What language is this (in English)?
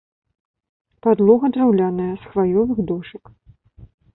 Belarusian